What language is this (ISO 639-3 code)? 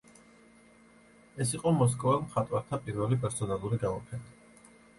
kat